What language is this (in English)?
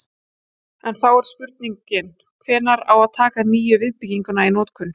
Icelandic